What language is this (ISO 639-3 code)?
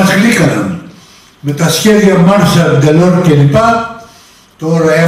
ell